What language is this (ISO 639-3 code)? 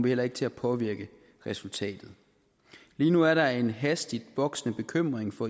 dan